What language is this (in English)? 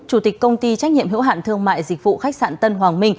Vietnamese